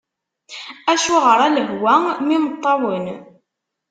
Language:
Kabyle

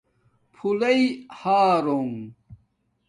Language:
Domaaki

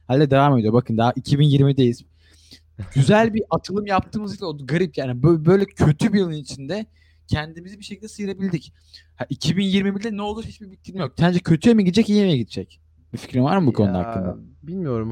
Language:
Turkish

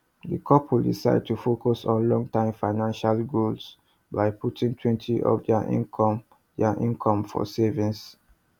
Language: Nigerian Pidgin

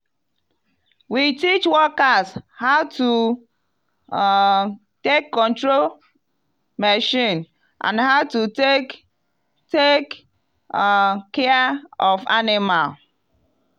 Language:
Nigerian Pidgin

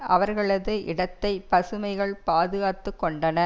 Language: Tamil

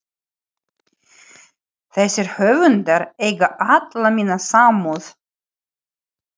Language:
Icelandic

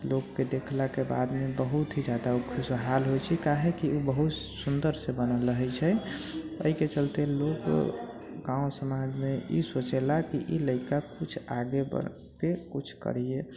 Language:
Maithili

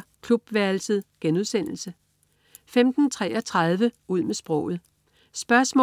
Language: Danish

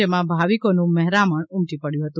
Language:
Gujarati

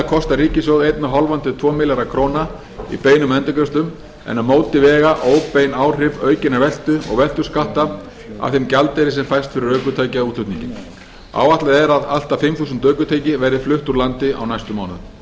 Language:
Icelandic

